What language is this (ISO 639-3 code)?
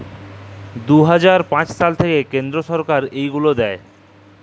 ben